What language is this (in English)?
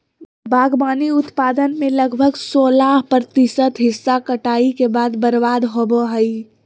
Magahi